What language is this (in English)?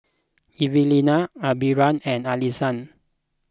English